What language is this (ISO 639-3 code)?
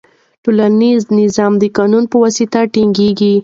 pus